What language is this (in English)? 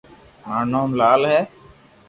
Loarki